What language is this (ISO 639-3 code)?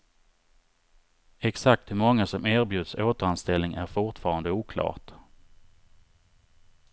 swe